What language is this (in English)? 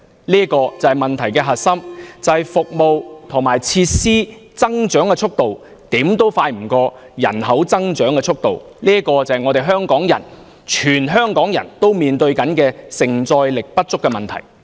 Cantonese